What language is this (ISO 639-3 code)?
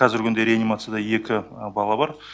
kaz